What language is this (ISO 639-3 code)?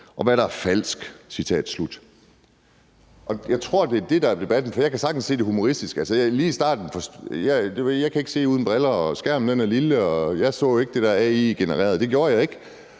dan